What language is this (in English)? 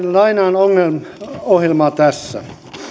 Finnish